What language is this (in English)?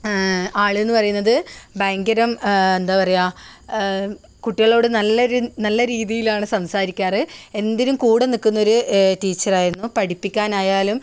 Malayalam